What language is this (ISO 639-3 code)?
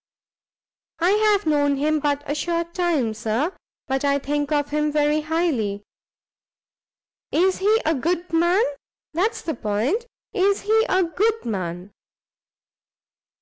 eng